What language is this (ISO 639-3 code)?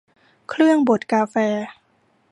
tha